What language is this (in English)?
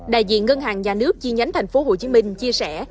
Vietnamese